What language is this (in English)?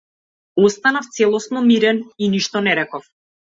Macedonian